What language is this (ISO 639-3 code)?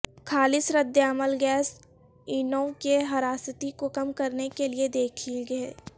urd